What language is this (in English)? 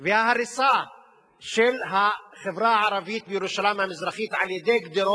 Hebrew